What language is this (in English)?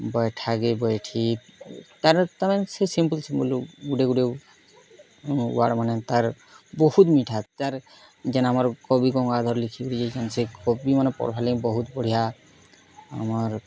Odia